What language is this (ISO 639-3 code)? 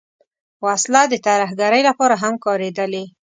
pus